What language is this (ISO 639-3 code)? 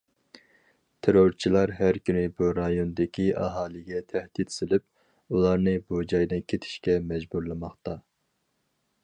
uig